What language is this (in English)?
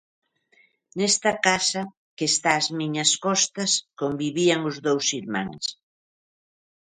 Galician